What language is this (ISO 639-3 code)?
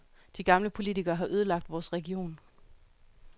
dan